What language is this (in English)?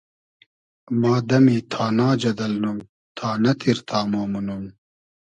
Hazaragi